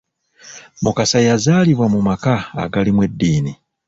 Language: Ganda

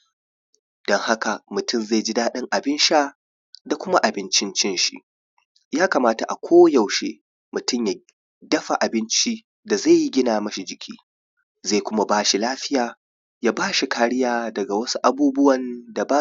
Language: Hausa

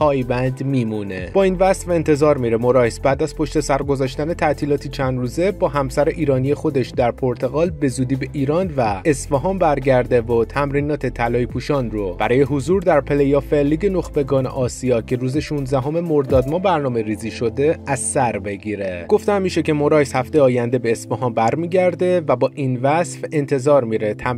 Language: Persian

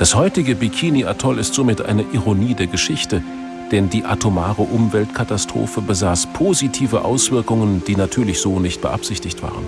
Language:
German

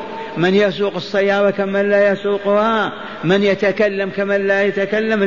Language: Arabic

